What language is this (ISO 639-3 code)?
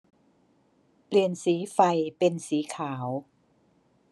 tha